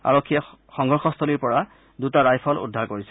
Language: Assamese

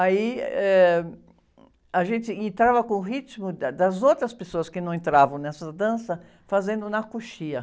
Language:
Portuguese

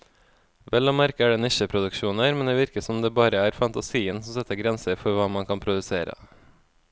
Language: Norwegian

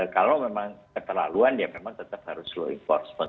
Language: Indonesian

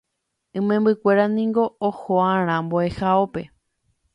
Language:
Guarani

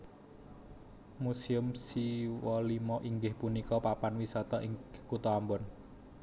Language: Javanese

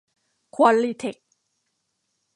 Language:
Thai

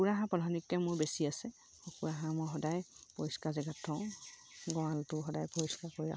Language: Assamese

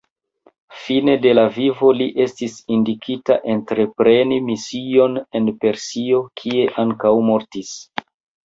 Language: Esperanto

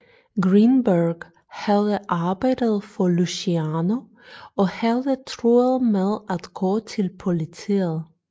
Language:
Danish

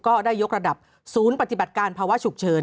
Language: Thai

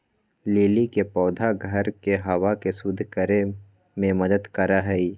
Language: Magahi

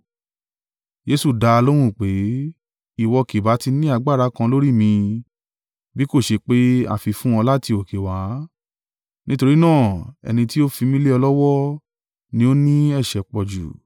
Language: Yoruba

